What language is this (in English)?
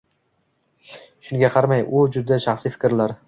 Uzbek